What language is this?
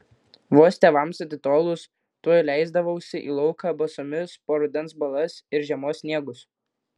Lithuanian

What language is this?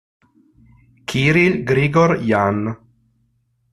Italian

